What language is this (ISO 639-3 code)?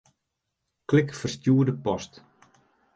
fry